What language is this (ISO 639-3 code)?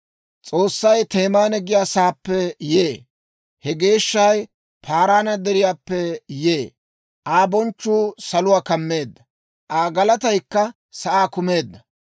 dwr